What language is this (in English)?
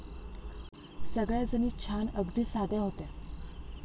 Marathi